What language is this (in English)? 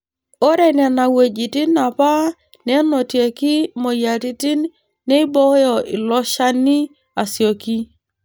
Masai